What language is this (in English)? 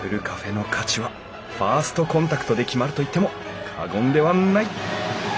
Japanese